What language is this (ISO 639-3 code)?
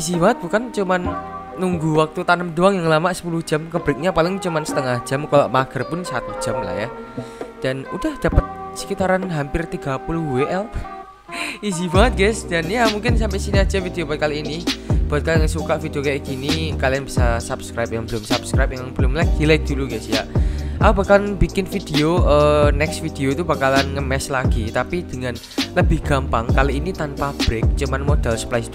ind